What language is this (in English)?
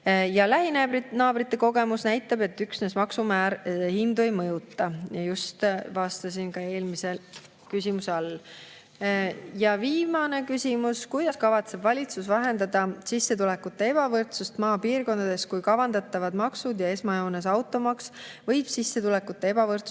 Estonian